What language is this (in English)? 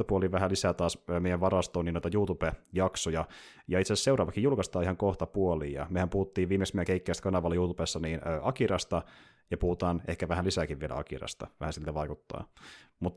Finnish